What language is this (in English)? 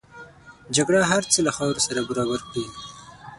Pashto